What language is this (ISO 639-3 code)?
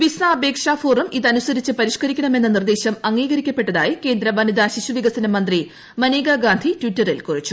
mal